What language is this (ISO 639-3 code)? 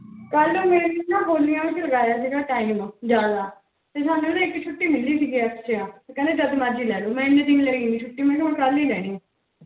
pan